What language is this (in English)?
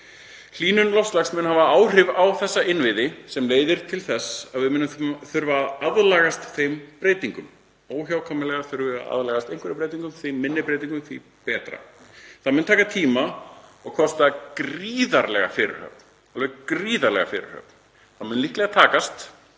Icelandic